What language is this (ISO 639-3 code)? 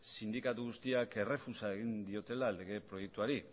eus